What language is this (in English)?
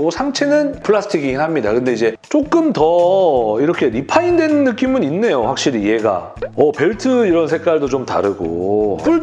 Korean